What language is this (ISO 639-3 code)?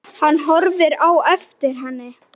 isl